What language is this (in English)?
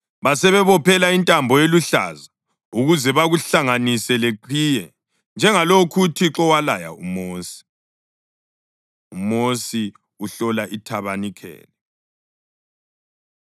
North Ndebele